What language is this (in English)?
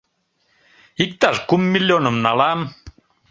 Mari